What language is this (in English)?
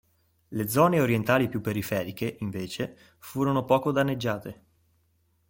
Italian